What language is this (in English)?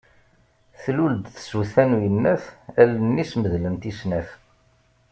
Kabyle